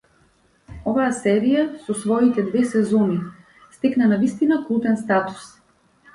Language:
Macedonian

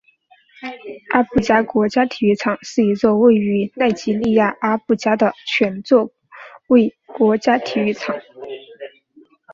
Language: Chinese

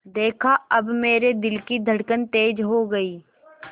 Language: Hindi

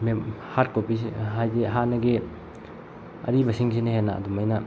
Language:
Manipuri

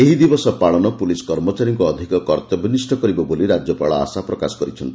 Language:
Odia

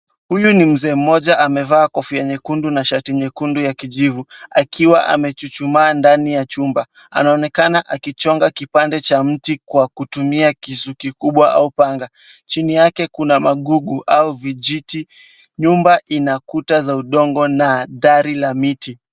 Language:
Swahili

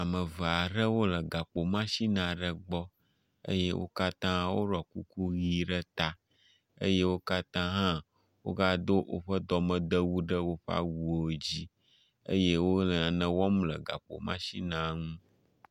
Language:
Ewe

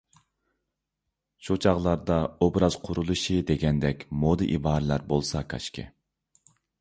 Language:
Uyghur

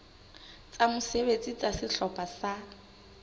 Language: Southern Sotho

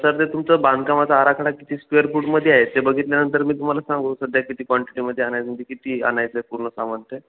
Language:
Marathi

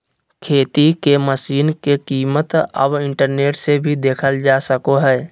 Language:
Magahi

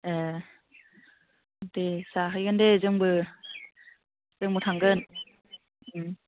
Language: Bodo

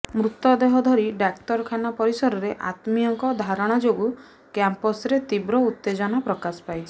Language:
Odia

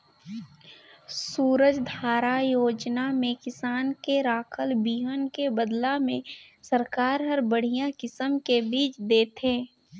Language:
Chhattisgarhi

